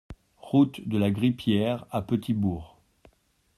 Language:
French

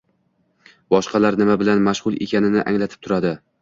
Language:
Uzbek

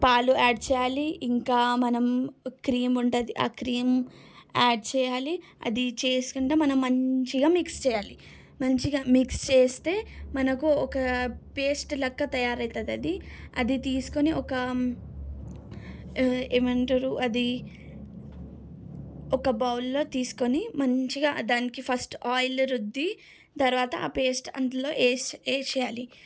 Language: Telugu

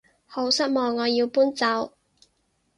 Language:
Cantonese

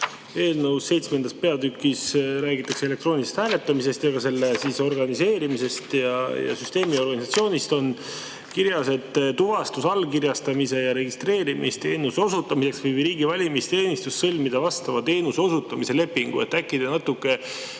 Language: Estonian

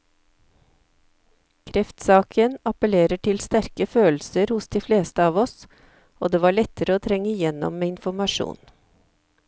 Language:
Norwegian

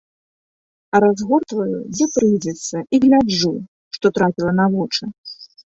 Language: Belarusian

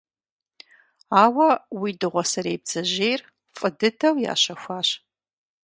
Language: Kabardian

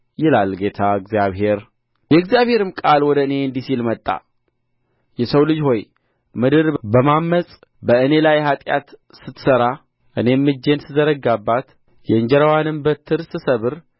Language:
Amharic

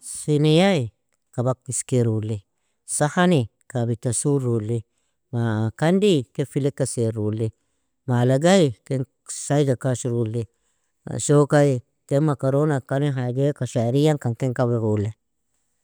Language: Nobiin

